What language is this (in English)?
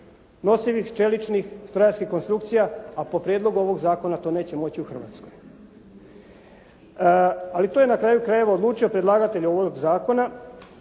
Croatian